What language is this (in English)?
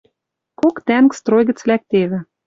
Western Mari